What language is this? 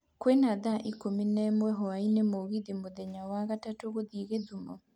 Kikuyu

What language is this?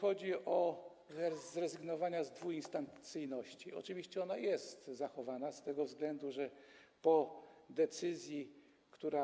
Polish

